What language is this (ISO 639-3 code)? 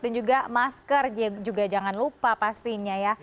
ind